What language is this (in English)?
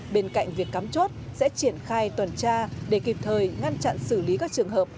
Vietnamese